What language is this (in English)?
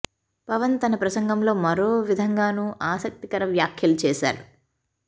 Telugu